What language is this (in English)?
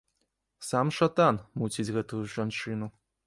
Belarusian